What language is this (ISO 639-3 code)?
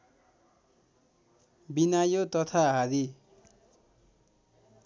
nep